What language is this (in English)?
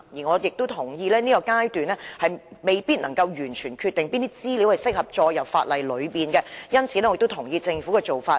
Cantonese